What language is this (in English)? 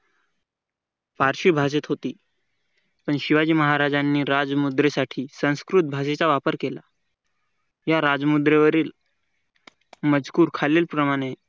Marathi